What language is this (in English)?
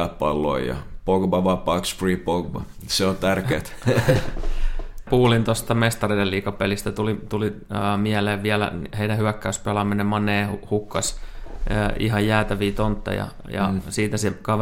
Finnish